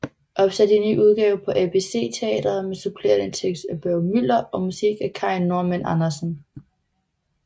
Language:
Danish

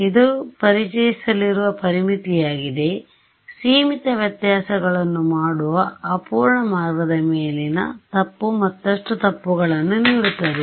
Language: Kannada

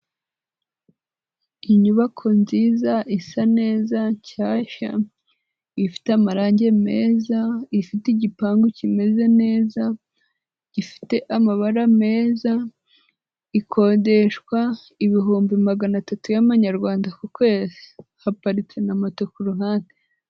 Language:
Kinyarwanda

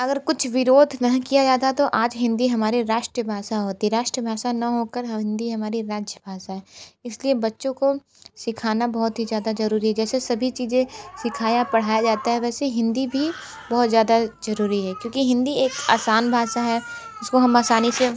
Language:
Hindi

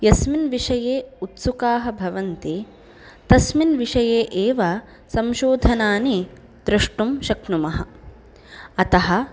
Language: Sanskrit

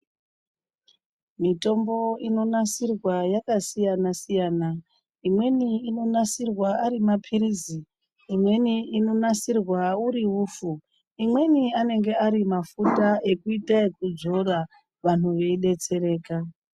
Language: Ndau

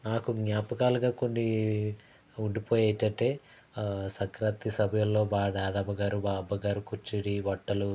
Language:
Telugu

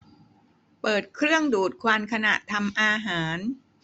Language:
Thai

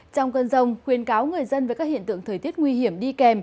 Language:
Vietnamese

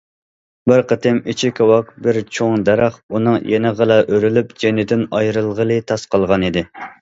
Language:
Uyghur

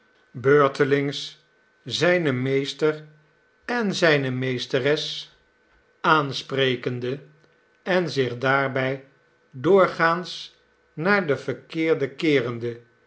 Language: Dutch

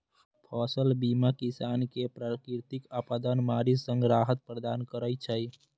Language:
Maithili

